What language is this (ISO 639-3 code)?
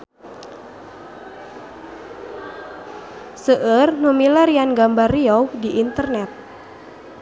sun